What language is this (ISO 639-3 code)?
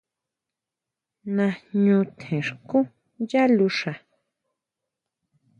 mau